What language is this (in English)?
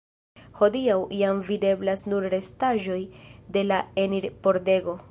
Esperanto